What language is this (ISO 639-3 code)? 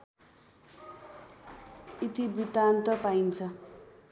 nep